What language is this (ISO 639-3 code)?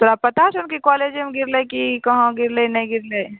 mai